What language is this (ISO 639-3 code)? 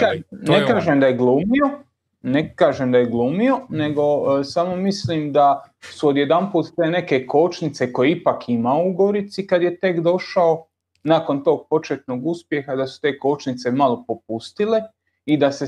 hrv